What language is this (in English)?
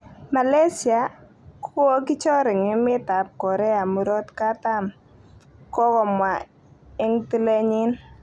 Kalenjin